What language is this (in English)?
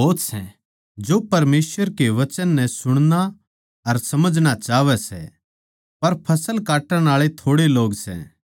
Haryanvi